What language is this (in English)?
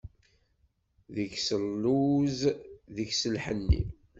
Kabyle